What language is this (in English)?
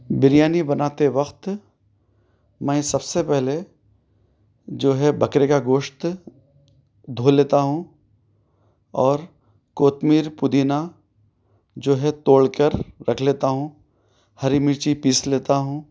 Urdu